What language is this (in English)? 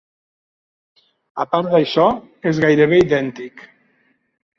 Catalan